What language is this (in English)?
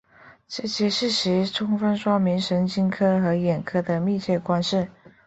Chinese